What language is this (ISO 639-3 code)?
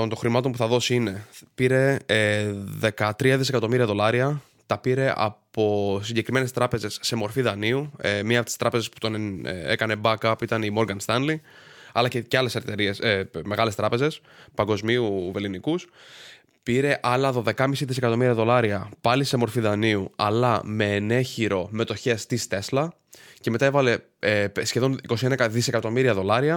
ell